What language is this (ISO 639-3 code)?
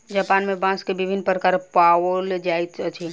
mai